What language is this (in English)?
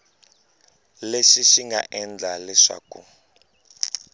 Tsonga